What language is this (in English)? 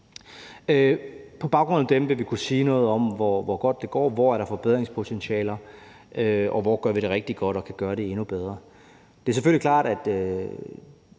Danish